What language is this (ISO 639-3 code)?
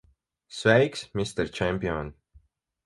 lav